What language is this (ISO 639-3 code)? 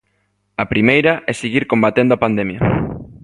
glg